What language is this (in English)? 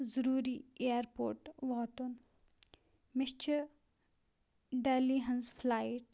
Kashmiri